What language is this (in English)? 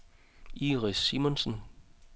Danish